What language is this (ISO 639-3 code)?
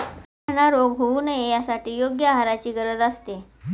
mar